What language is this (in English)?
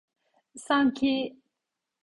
Turkish